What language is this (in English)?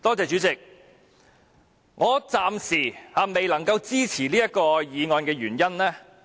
Cantonese